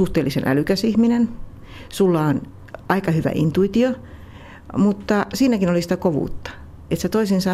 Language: Finnish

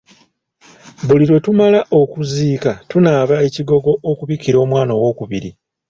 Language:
Ganda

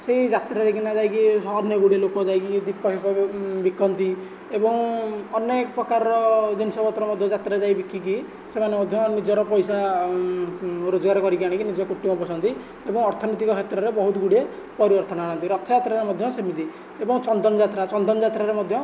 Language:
Odia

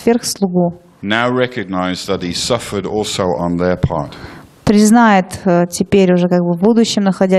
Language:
Russian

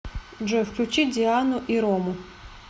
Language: Russian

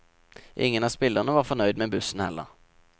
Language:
Norwegian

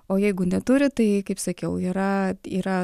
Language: Lithuanian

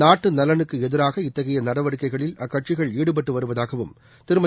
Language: Tamil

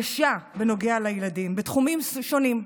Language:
Hebrew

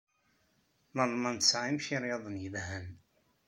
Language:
Kabyle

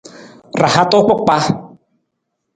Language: Nawdm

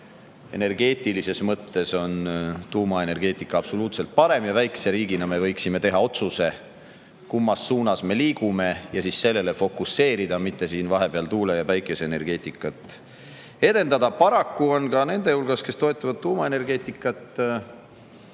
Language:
Estonian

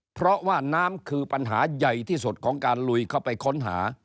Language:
Thai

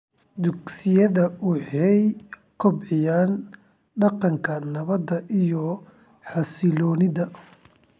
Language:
Somali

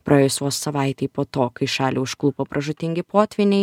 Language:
Lithuanian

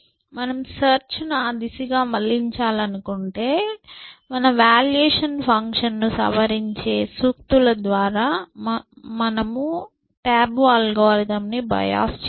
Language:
Telugu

